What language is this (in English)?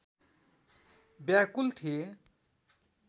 Nepali